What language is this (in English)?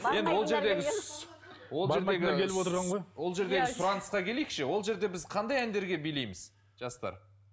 Kazakh